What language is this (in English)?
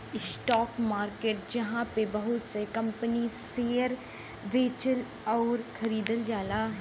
Bhojpuri